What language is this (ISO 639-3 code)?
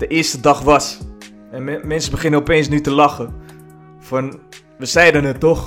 nld